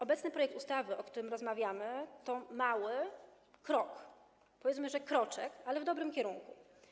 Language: Polish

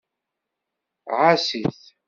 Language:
Kabyle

